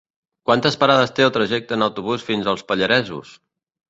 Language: Catalan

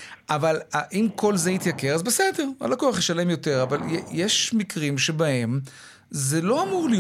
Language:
Hebrew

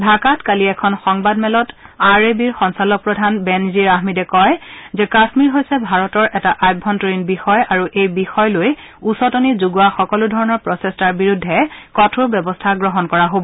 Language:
Assamese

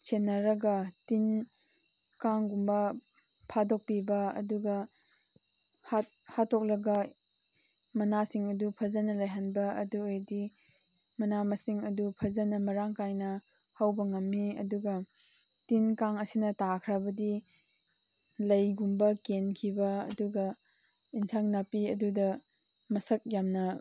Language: Manipuri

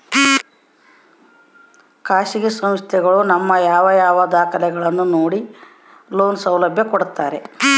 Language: Kannada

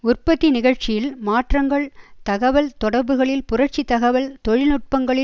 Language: Tamil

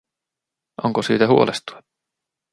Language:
Finnish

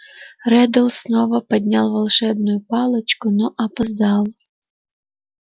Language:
Russian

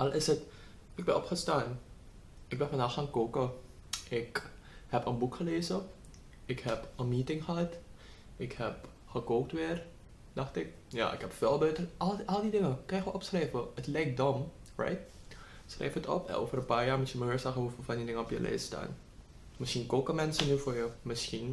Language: Dutch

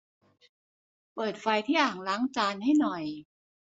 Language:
Thai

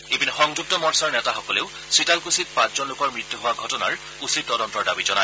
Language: Assamese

